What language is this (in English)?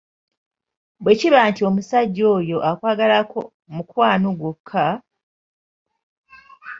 Ganda